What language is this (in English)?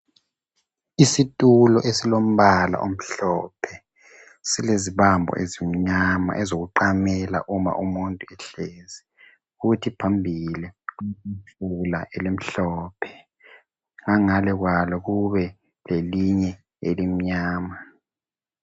North Ndebele